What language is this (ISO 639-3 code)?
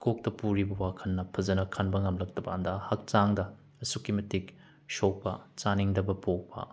mni